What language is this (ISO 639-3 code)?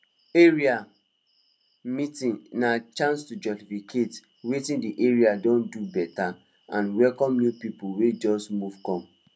pcm